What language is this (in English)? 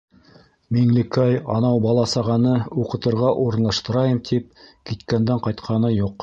Bashkir